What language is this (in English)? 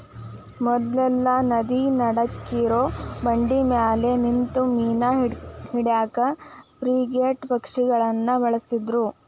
Kannada